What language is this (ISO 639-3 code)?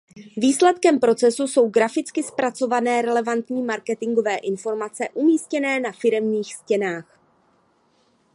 ces